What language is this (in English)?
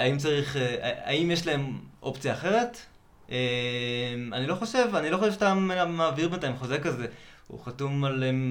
Hebrew